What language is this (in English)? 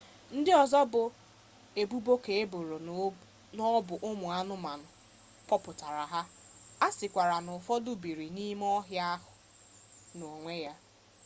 Igbo